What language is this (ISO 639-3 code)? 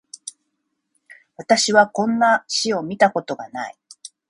jpn